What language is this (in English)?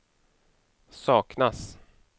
Swedish